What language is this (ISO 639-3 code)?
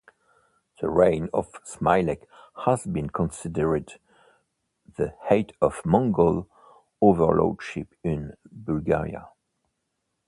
eng